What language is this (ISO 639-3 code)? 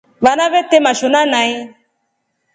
rof